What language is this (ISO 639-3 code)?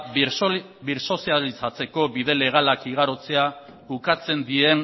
eus